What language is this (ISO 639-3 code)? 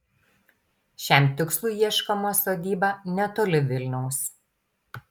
lit